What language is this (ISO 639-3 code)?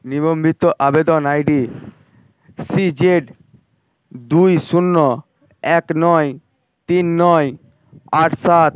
ben